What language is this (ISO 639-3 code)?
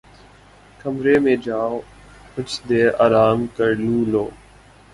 urd